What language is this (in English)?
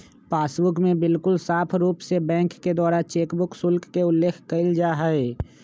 Magahi